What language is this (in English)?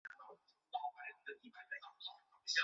Chinese